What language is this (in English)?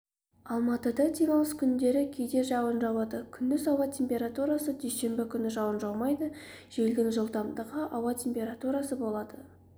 Kazakh